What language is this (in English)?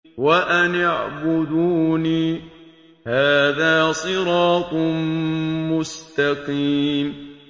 Arabic